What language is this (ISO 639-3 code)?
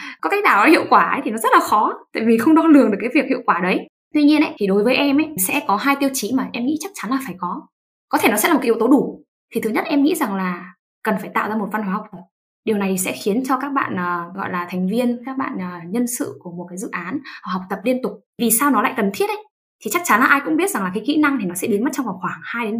vie